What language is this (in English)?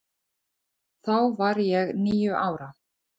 Icelandic